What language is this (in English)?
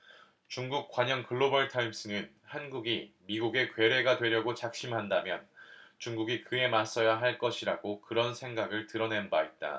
Korean